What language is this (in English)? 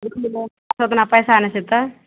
Maithili